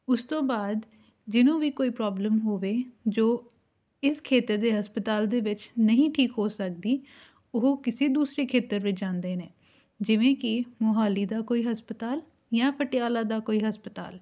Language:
Punjabi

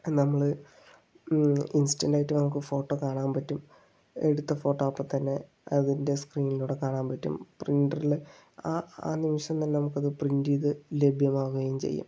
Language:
Malayalam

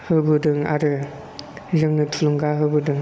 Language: Bodo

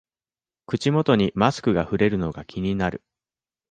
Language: Japanese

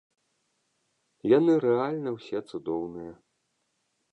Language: Belarusian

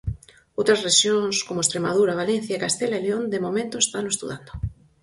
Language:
Galician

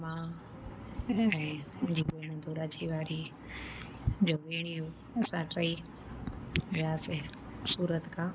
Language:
Sindhi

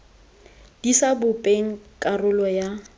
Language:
Tswana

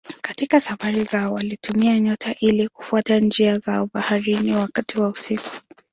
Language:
Swahili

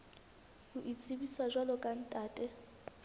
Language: Southern Sotho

